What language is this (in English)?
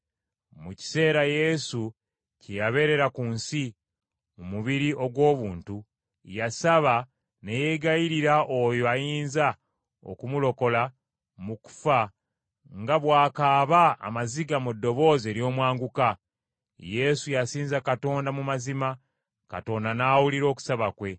Ganda